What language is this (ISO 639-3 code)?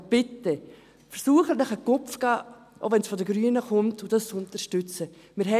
gsw